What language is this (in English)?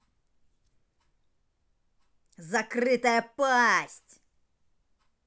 Russian